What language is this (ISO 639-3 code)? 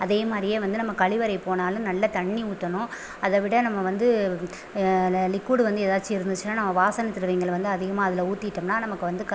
tam